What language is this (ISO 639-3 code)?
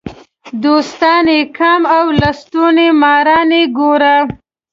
pus